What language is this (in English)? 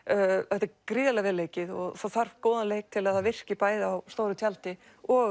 Icelandic